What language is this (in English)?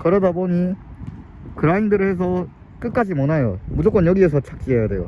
Korean